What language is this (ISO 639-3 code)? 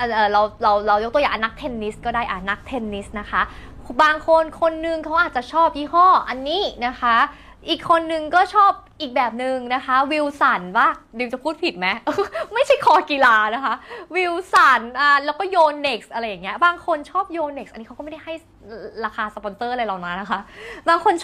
tha